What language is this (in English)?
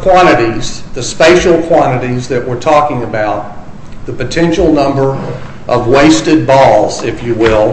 English